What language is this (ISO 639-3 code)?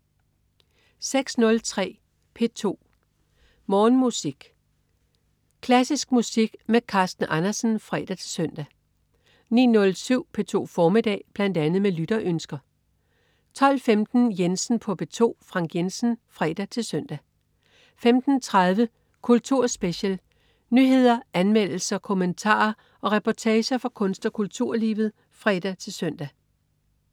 dan